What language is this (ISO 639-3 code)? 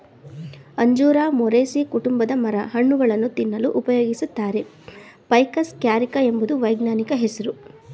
kan